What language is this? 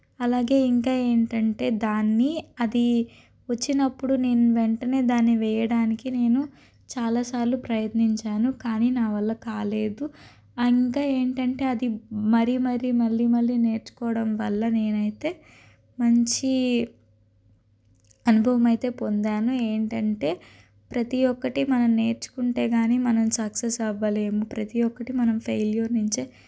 Telugu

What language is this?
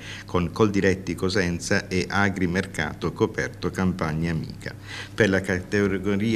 Italian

